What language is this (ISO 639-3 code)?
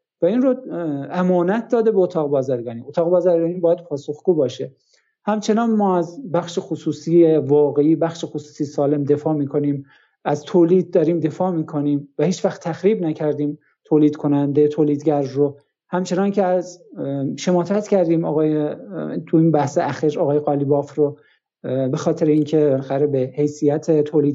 fas